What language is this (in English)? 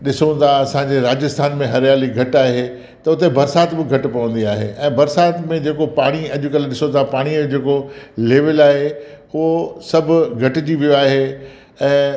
Sindhi